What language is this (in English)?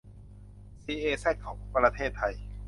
Thai